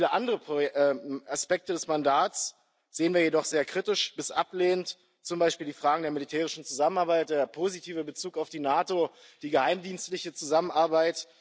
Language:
German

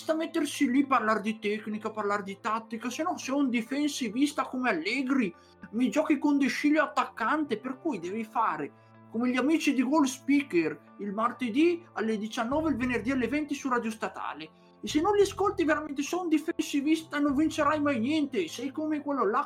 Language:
Italian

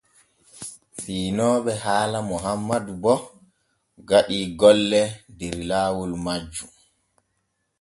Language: Borgu Fulfulde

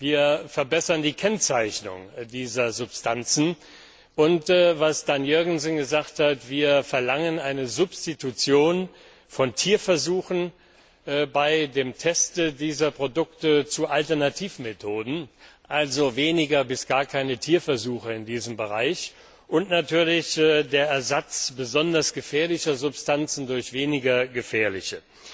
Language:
German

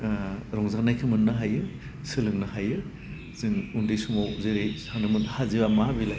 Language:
Bodo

